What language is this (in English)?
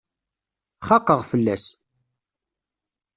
Kabyle